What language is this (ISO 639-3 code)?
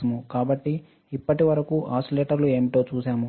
tel